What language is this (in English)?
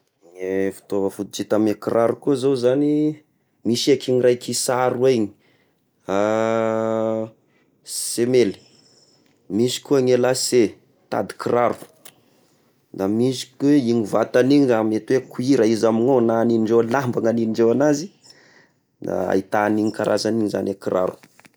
Tesaka Malagasy